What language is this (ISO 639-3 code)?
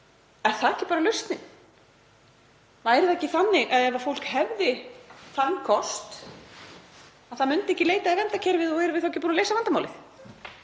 isl